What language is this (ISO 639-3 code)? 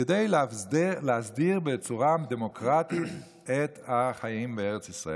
heb